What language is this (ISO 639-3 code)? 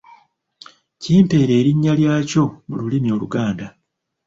lug